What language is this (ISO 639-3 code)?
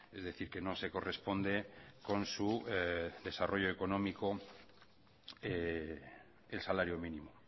spa